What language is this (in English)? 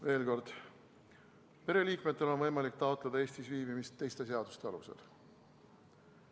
Estonian